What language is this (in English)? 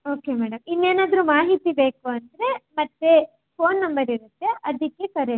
Kannada